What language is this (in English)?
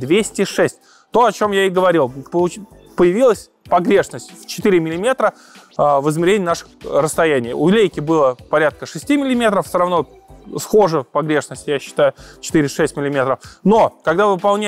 Russian